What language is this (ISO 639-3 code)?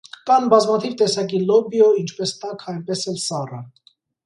hye